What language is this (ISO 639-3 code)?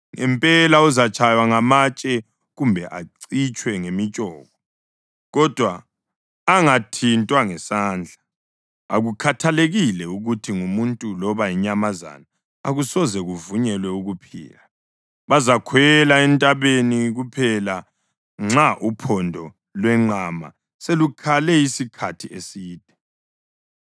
nde